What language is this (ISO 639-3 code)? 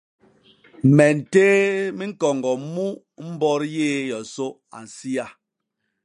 bas